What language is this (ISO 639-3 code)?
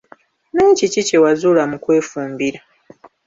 lug